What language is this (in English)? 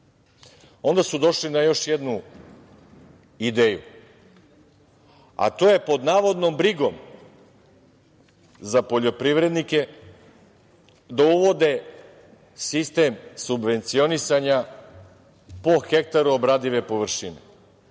Serbian